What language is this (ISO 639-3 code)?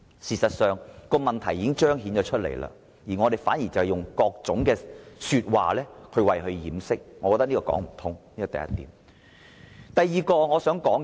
yue